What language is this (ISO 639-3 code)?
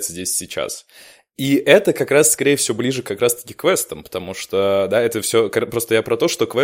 rus